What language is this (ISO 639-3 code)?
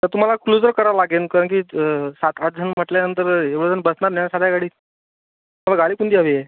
mar